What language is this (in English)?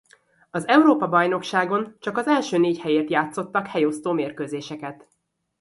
Hungarian